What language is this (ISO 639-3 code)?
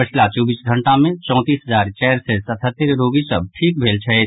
mai